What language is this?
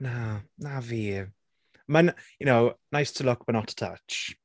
Welsh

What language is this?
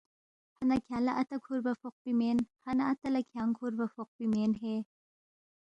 Balti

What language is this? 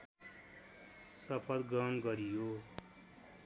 Nepali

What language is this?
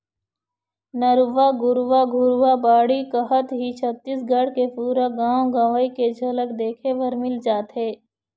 Chhattisgarhi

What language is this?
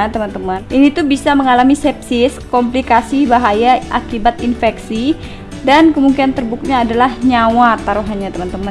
Indonesian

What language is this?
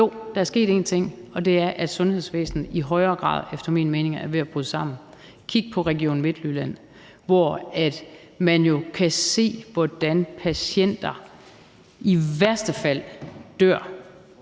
Danish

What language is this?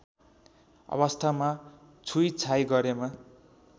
Nepali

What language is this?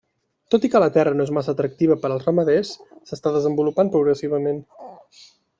Catalan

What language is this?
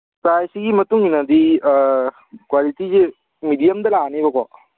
Manipuri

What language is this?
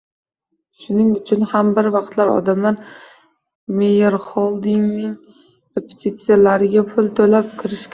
Uzbek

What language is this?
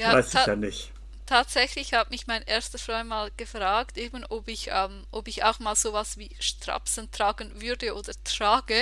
German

